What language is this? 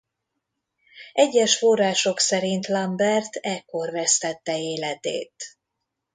Hungarian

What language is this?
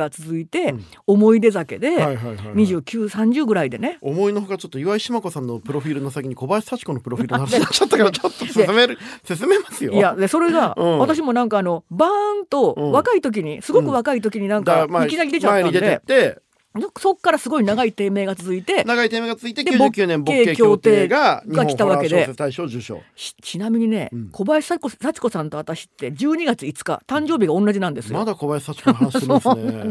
Japanese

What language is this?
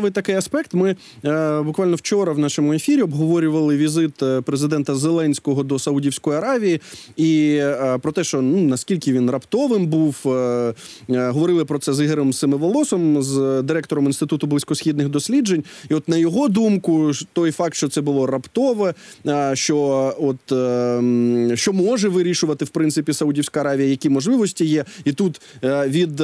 Ukrainian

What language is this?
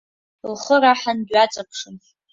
Abkhazian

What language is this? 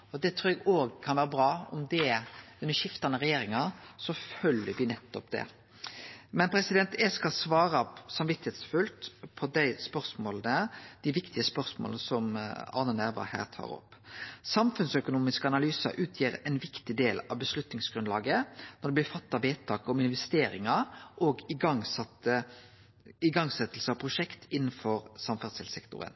Norwegian Nynorsk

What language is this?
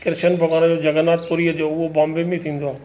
Sindhi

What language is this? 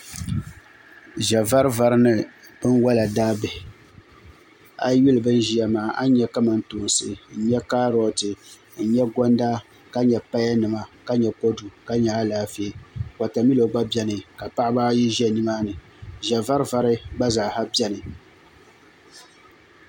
Dagbani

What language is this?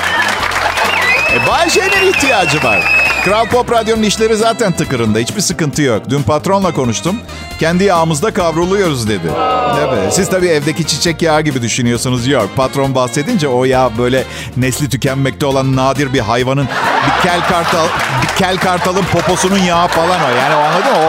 Turkish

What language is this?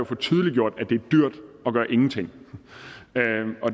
Danish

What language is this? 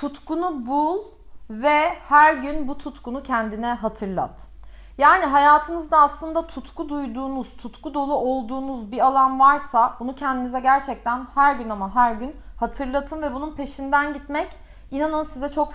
Turkish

